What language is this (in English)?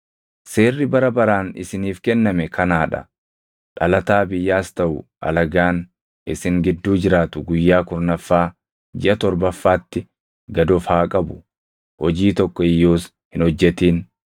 Oromo